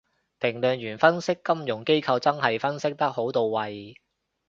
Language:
Cantonese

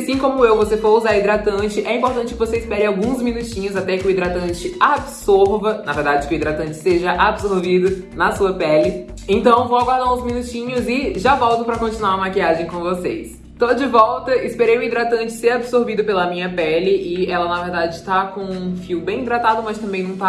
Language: Portuguese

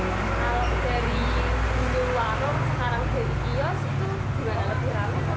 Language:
Indonesian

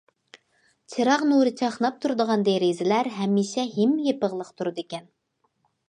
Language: Uyghur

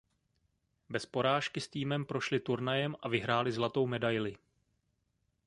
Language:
Czech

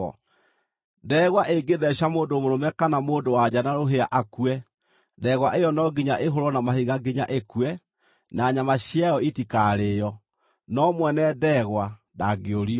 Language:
Kikuyu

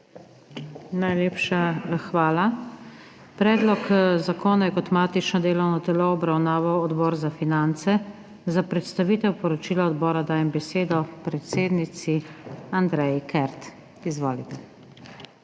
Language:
Slovenian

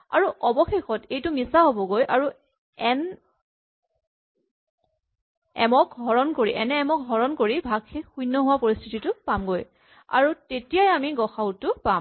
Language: Assamese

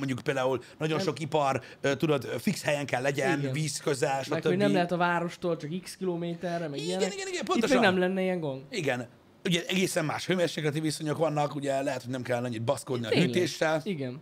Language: Hungarian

